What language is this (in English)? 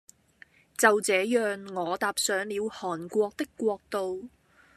Cantonese